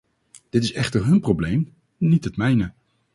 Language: Dutch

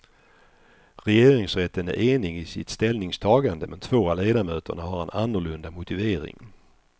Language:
Swedish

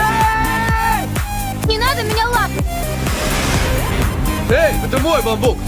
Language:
Russian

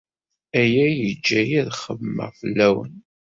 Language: Kabyle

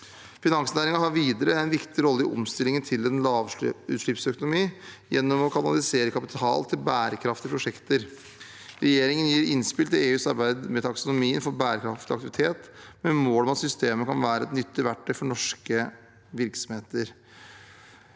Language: Norwegian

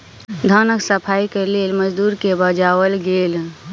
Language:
Maithili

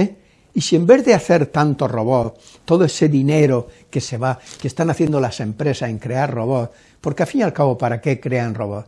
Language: Spanish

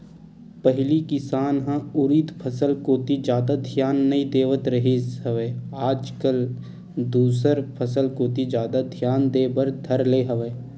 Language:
Chhattisgarhi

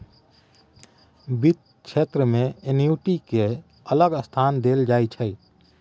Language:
Maithili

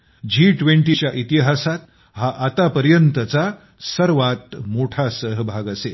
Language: Marathi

